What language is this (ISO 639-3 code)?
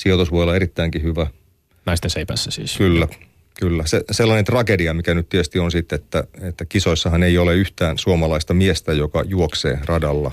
fin